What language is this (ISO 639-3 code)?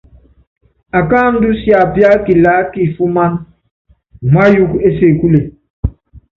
yav